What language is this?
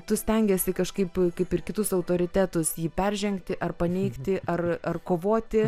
Lithuanian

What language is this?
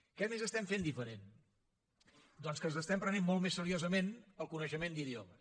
Catalan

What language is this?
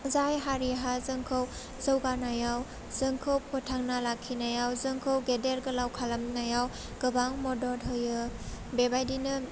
Bodo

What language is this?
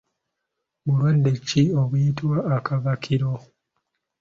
Ganda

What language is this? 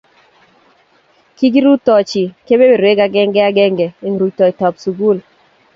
Kalenjin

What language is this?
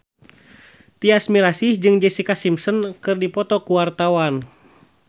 Sundanese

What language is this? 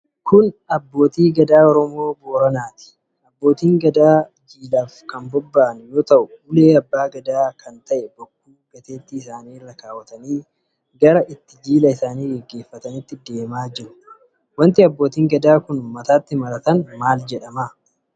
Oromo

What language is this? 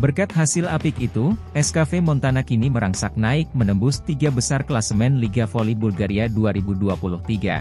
Indonesian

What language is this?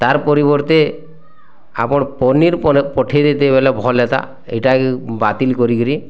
Odia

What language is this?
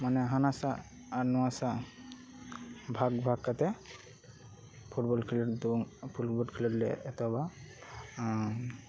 Santali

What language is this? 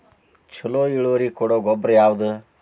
Kannada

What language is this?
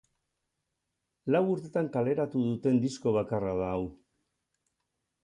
Basque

